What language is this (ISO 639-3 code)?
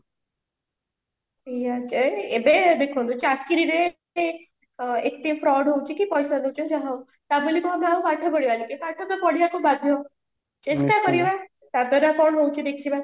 ori